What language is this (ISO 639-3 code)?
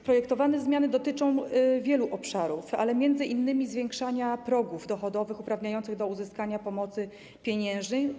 pol